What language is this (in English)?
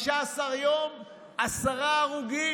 Hebrew